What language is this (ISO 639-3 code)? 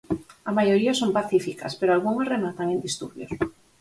glg